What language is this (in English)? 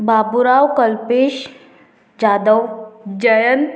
Konkani